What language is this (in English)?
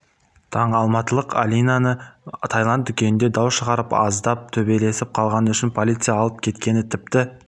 Kazakh